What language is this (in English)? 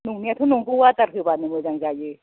Bodo